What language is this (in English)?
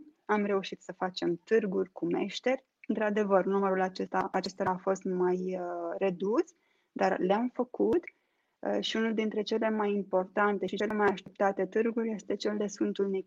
Romanian